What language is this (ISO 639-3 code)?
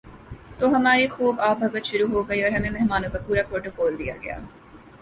urd